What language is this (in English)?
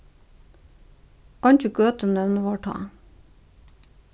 Faroese